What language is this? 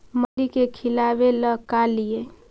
Magahi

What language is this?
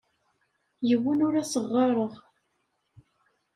Kabyle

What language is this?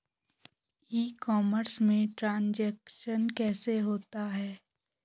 Hindi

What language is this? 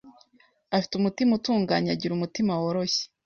Kinyarwanda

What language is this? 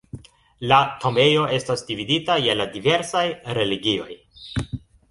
Esperanto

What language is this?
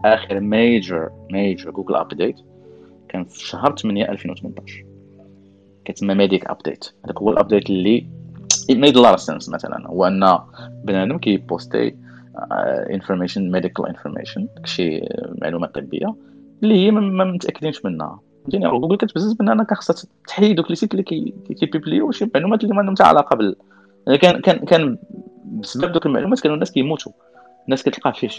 Arabic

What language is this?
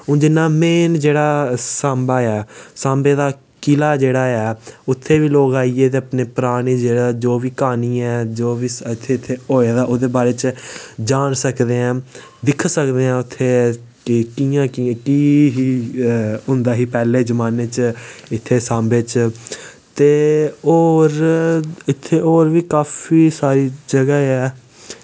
Dogri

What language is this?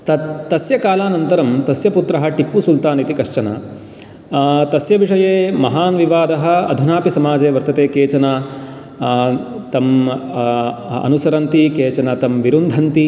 Sanskrit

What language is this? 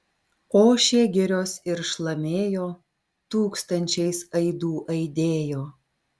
Lithuanian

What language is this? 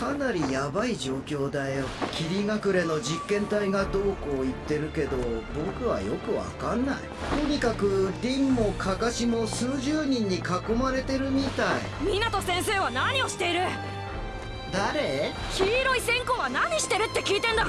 Japanese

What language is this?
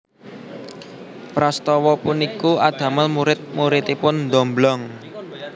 Javanese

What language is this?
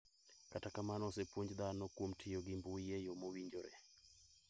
Luo (Kenya and Tanzania)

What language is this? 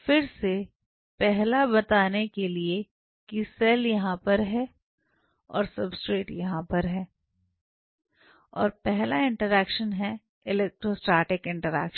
Hindi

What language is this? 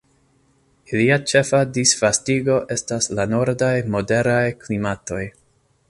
Esperanto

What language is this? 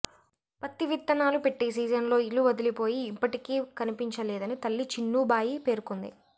Telugu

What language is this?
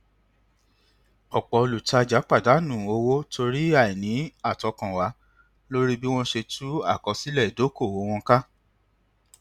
Yoruba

